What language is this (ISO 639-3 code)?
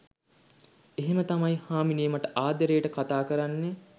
sin